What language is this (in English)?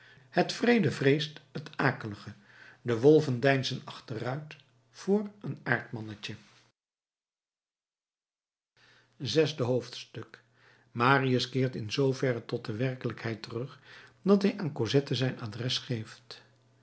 Dutch